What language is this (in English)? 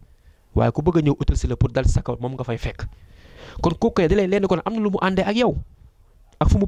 Indonesian